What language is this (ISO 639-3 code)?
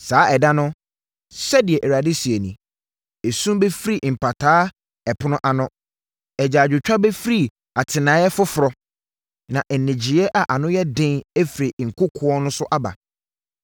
aka